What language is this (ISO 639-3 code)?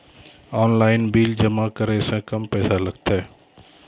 mai